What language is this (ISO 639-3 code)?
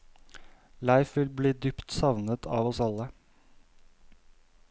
nor